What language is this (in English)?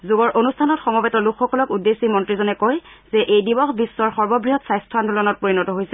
Assamese